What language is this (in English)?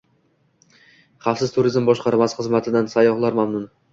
Uzbek